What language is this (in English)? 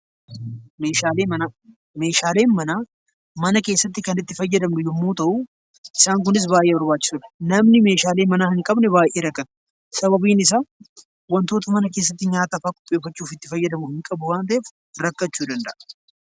Oromo